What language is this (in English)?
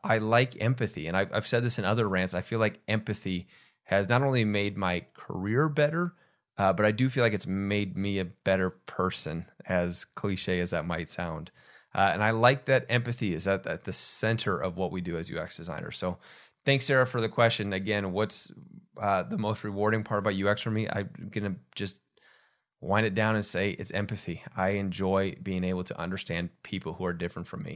English